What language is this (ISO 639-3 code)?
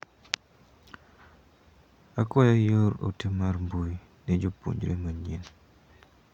luo